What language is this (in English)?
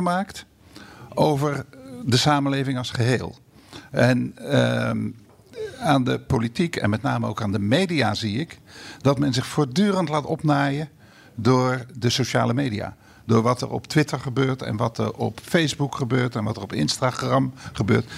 Dutch